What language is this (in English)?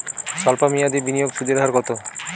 Bangla